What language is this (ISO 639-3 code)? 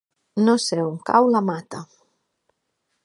cat